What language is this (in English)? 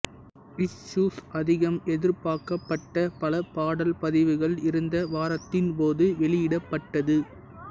Tamil